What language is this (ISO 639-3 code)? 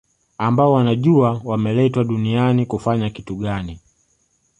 swa